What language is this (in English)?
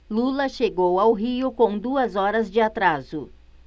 Portuguese